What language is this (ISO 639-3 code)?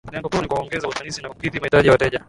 swa